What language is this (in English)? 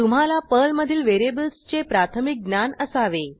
Marathi